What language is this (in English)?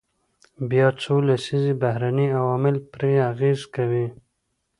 Pashto